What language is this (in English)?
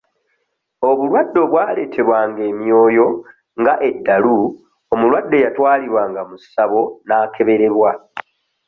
Ganda